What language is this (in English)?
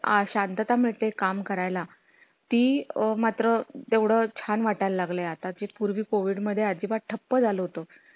Marathi